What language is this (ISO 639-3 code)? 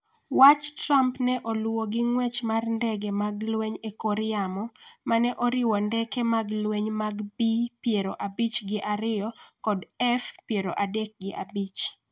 luo